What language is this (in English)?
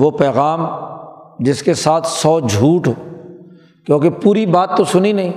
Urdu